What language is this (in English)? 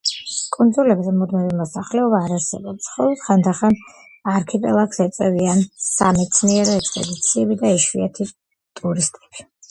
Georgian